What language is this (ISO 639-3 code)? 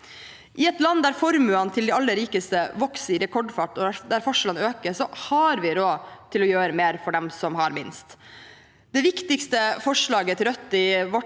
nor